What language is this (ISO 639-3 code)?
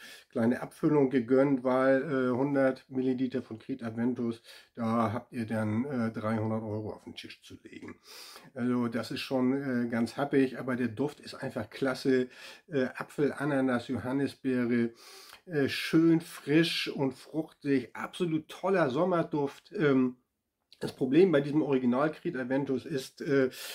deu